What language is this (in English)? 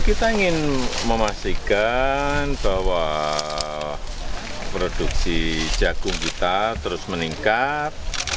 Indonesian